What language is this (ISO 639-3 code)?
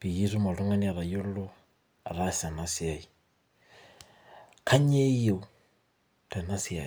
mas